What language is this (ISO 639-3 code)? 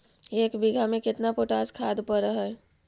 mag